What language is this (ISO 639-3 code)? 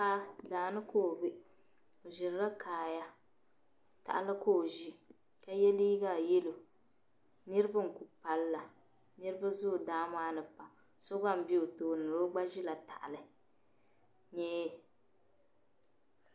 dag